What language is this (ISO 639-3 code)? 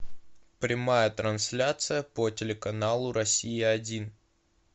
rus